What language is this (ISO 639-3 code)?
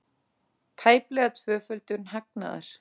isl